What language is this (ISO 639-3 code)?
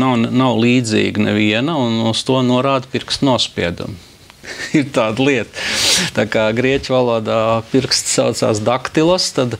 lav